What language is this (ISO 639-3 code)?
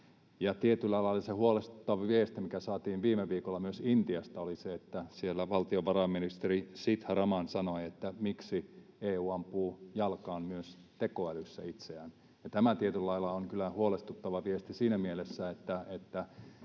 fin